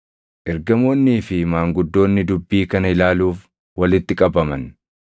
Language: Oromo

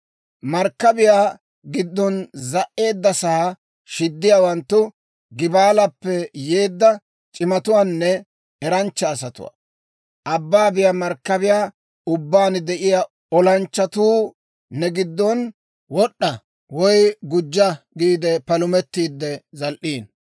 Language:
Dawro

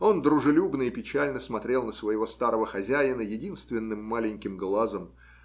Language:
Russian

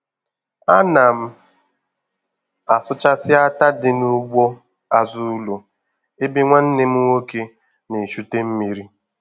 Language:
Igbo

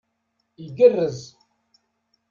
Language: Kabyle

